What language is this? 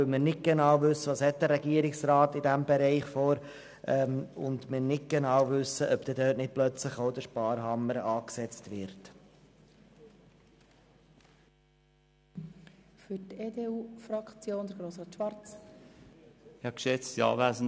Swiss German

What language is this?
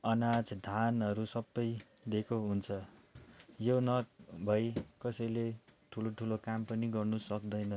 Nepali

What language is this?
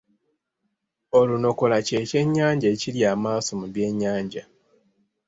Ganda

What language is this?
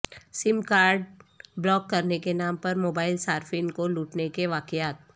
Urdu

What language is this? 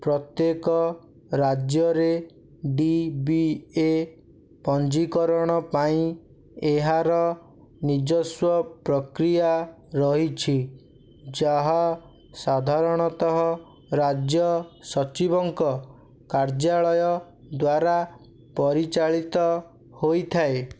Odia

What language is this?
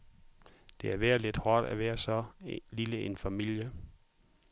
Danish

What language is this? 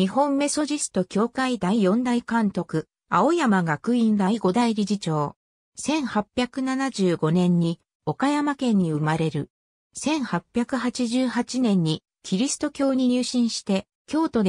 Japanese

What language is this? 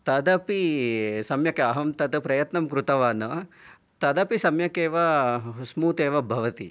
Sanskrit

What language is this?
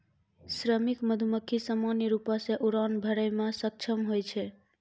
Maithili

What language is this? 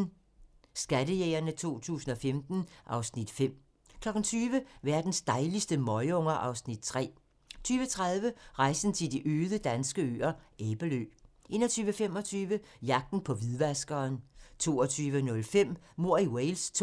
Danish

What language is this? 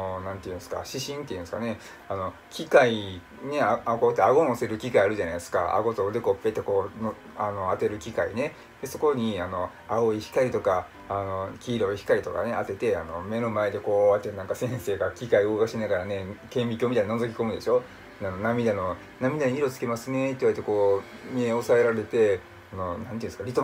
Japanese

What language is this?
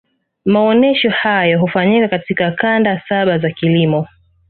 Swahili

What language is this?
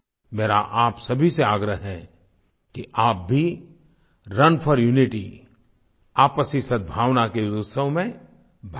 Hindi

